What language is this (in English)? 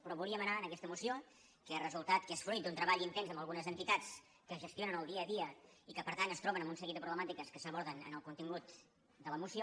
Catalan